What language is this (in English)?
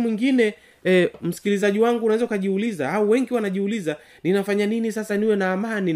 Swahili